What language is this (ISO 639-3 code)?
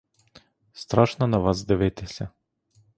ukr